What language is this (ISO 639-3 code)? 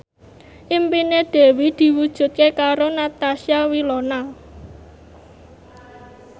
jav